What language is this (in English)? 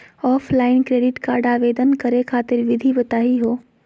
Magahi